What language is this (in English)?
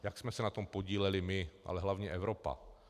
Czech